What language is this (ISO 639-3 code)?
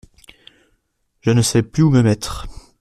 fra